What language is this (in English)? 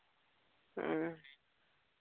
Santali